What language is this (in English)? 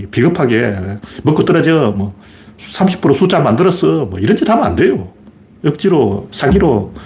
Korean